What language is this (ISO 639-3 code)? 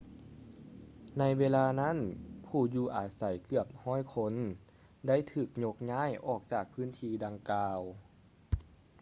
lao